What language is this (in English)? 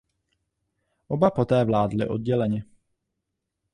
Czech